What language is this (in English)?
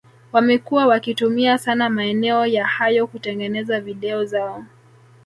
Swahili